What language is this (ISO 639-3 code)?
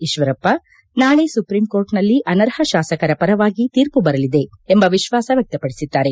kan